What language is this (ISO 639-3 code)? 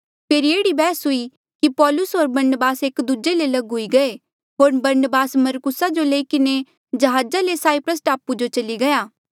mjl